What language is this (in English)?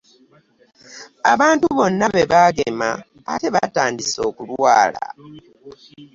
Ganda